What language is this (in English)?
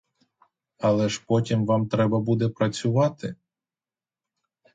Ukrainian